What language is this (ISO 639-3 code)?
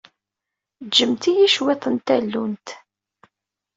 kab